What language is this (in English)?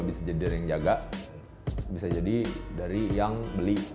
Indonesian